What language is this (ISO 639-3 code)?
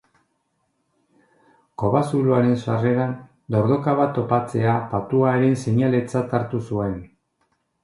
eus